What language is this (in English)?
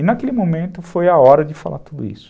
Portuguese